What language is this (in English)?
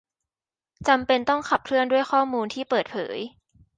Thai